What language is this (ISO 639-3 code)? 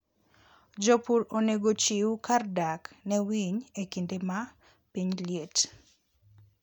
luo